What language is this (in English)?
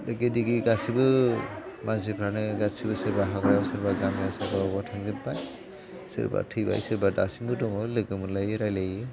Bodo